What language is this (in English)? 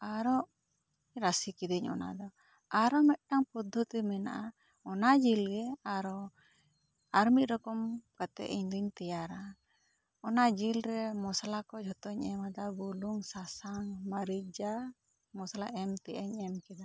Santali